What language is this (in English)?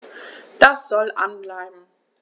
German